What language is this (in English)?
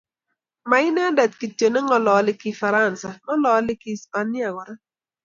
Kalenjin